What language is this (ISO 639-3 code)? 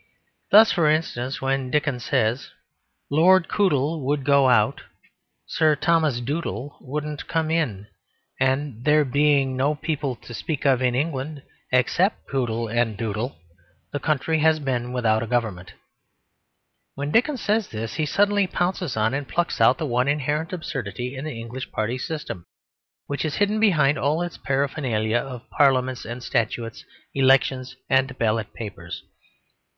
eng